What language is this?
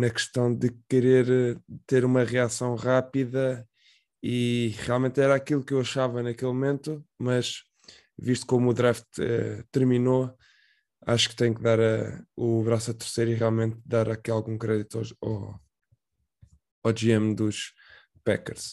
Portuguese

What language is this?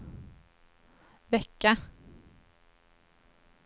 Swedish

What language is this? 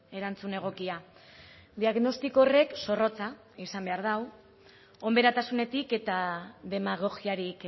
Basque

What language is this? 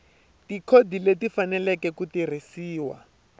Tsonga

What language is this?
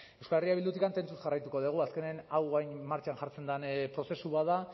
Basque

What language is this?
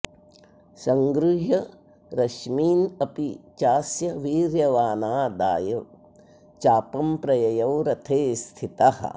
Sanskrit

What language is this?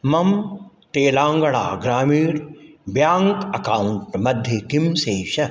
Sanskrit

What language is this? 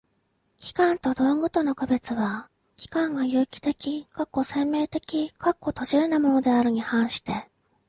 Japanese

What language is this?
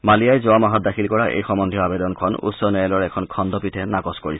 Assamese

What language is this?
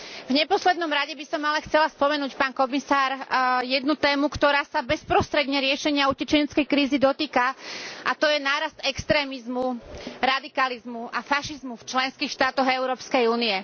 Slovak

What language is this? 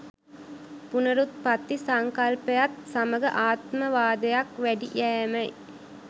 Sinhala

